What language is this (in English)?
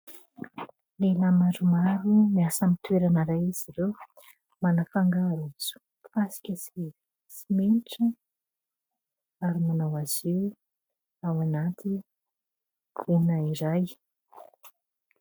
Malagasy